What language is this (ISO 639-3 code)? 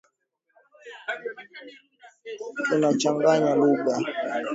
swa